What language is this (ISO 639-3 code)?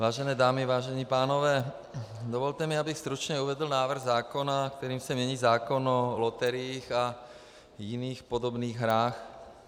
ces